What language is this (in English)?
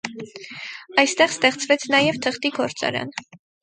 Armenian